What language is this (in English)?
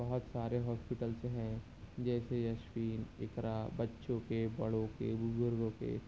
Urdu